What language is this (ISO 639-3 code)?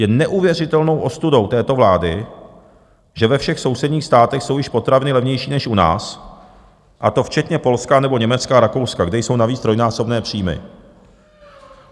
ces